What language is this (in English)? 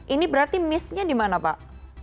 Indonesian